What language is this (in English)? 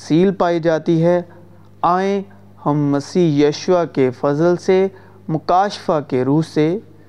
Urdu